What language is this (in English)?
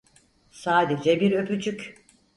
Turkish